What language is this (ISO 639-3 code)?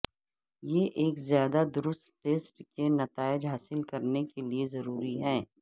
urd